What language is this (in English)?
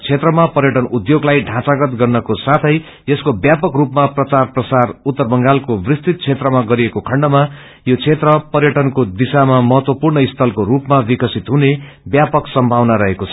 Nepali